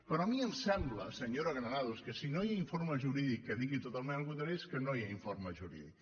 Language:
Catalan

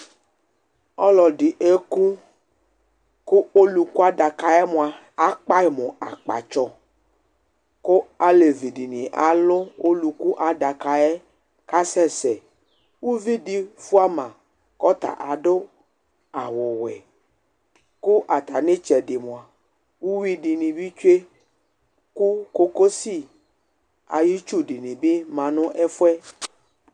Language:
Ikposo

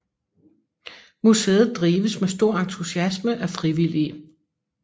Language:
Danish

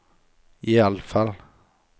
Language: Norwegian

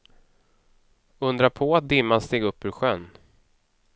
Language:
Swedish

